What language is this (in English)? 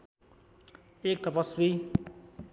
Nepali